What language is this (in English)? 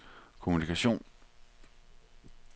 Danish